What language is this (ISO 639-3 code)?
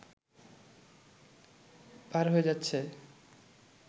ben